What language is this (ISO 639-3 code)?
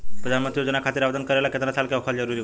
bho